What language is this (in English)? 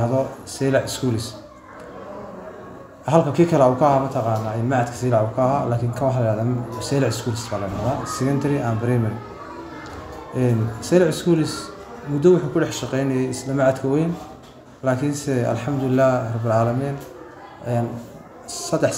Arabic